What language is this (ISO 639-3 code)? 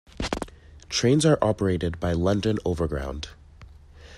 eng